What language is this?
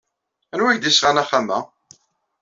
Kabyle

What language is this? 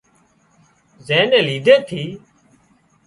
Wadiyara Koli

